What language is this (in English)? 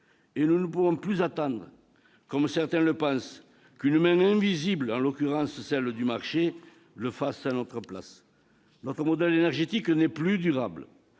French